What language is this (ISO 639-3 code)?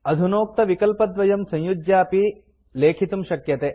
san